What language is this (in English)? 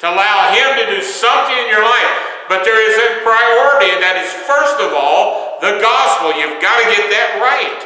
English